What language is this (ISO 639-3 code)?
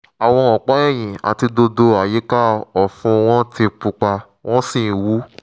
yor